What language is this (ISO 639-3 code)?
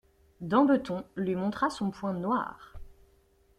fra